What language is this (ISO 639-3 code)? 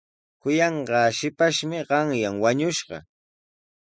qws